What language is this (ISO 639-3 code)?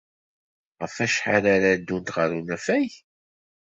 kab